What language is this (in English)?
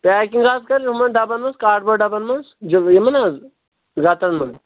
Kashmiri